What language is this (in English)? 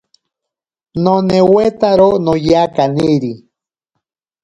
Ashéninka Perené